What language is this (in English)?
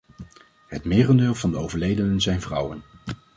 Dutch